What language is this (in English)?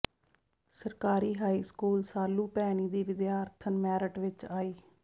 Punjabi